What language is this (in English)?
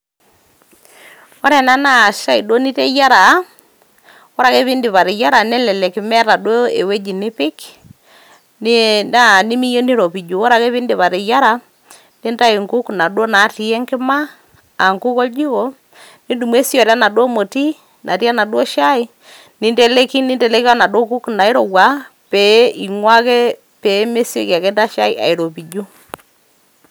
Masai